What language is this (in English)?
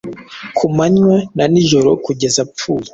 Kinyarwanda